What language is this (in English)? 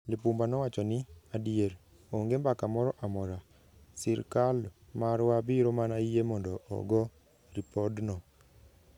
Luo (Kenya and Tanzania)